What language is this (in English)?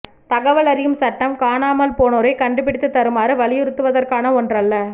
Tamil